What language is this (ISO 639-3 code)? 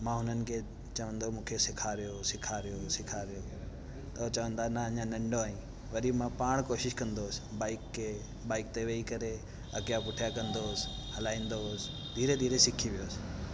snd